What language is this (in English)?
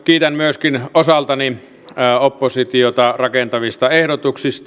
Finnish